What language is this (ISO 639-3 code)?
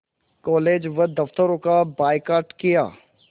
hin